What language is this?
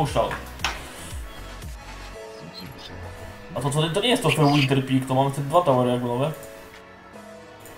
Polish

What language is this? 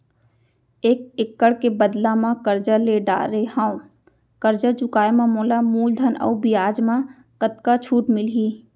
Chhattisgarhi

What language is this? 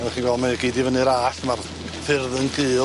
Welsh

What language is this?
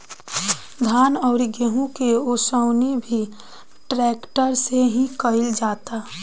Bhojpuri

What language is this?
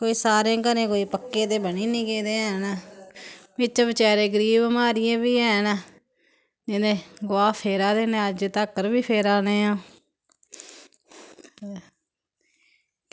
Dogri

